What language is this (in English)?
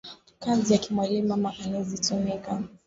Swahili